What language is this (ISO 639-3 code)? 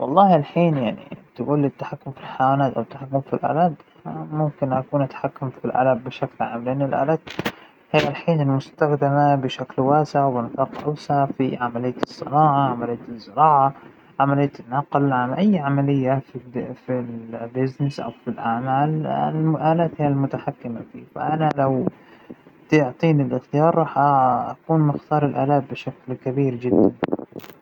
acw